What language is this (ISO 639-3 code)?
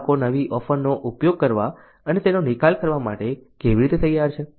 guj